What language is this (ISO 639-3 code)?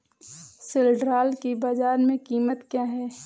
hin